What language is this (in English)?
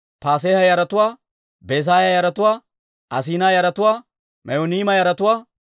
Dawro